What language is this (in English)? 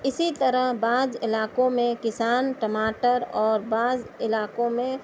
Urdu